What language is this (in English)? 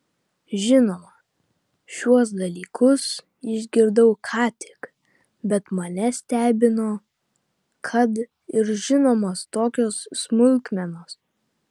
Lithuanian